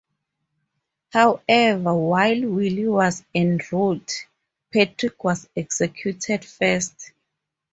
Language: English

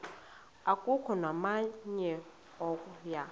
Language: Xhosa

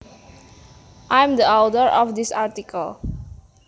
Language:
Javanese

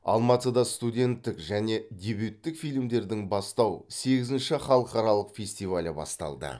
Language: Kazakh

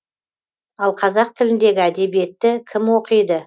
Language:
Kazakh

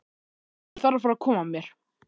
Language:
Icelandic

